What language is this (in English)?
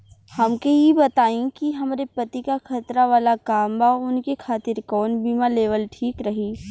Bhojpuri